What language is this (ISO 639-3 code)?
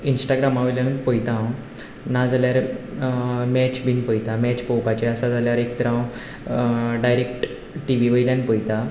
kok